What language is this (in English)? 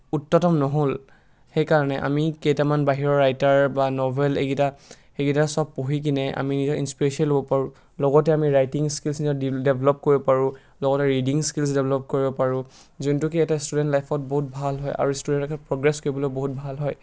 Assamese